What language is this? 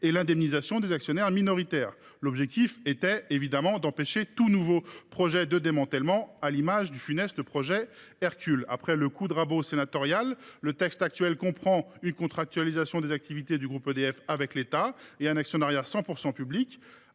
French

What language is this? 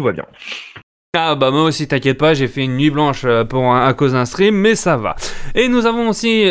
French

